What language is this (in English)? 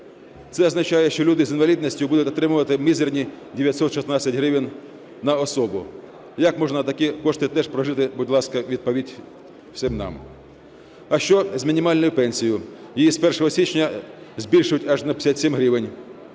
Ukrainian